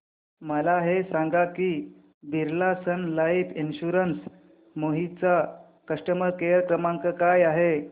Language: Marathi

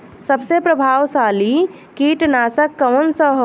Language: Bhojpuri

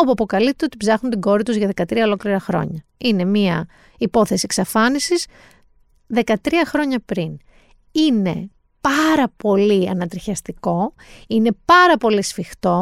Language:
Greek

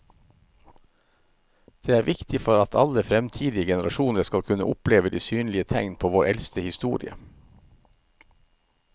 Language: Norwegian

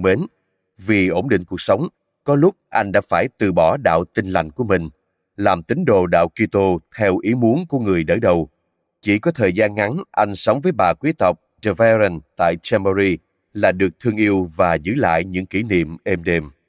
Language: Vietnamese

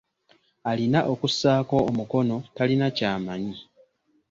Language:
Ganda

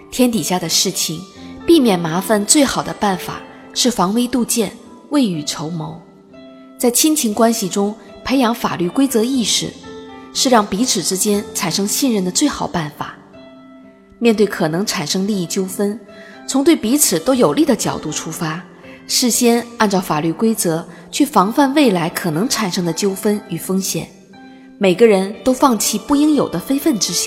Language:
Chinese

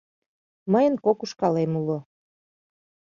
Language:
Mari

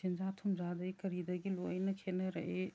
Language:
Manipuri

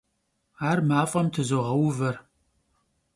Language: Kabardian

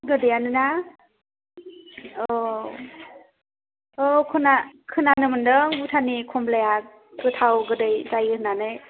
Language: Bodo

